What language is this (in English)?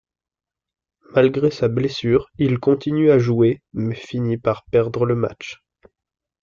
French